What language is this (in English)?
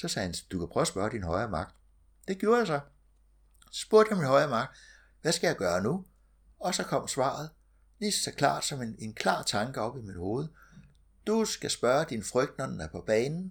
Danish